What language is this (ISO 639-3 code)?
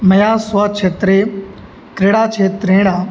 san